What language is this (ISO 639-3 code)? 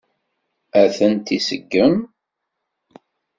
kab